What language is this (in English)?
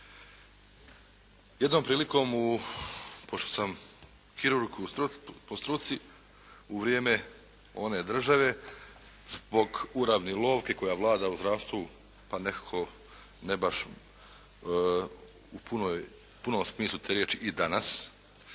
Croatian